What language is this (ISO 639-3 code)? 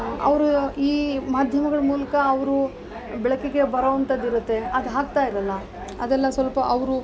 kan